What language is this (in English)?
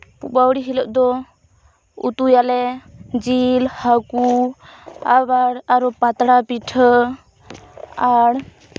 Santali